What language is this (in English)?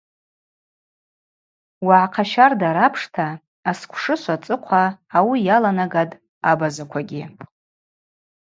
Abaza